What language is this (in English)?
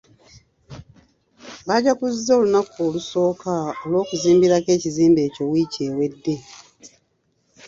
Ganda